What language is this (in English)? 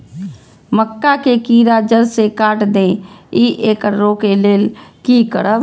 Maithili